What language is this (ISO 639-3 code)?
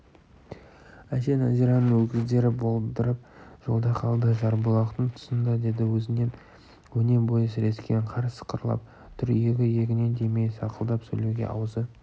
kaz